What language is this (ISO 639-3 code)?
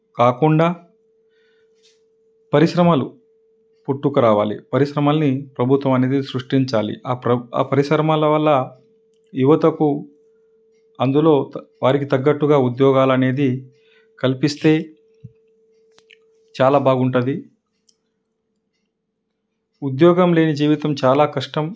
tel